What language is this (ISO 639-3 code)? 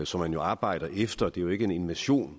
dan